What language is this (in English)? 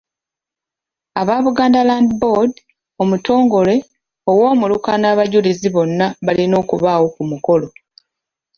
Ganda